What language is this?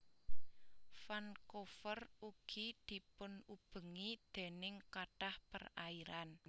Javanese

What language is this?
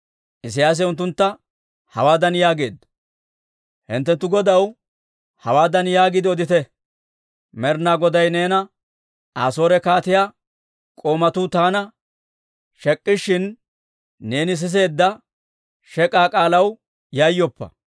Dawro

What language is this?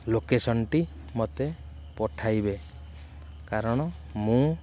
Odia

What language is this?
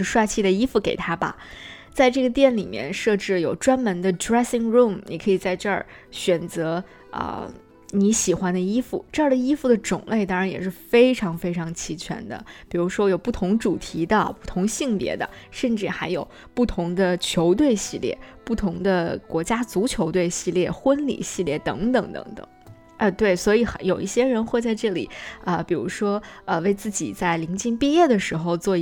Chinese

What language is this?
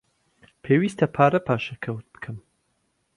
Central Kurdish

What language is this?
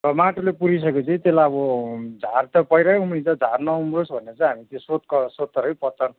Nepali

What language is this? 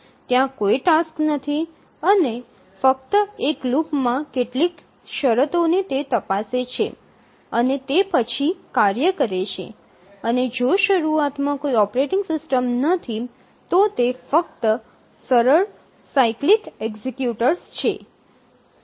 Gujarati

